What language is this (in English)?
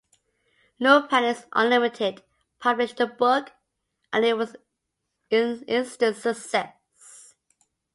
English